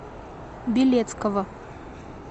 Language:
Russian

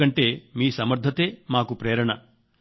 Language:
Telugu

